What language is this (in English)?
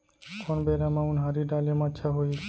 Chhattisgarhi